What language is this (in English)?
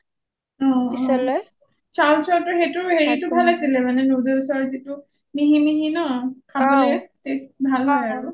Assamese